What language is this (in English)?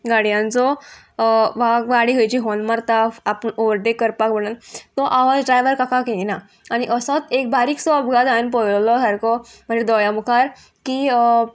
Konkani